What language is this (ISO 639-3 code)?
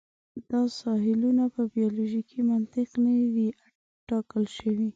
pus